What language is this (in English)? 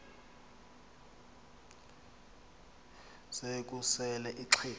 Xhosa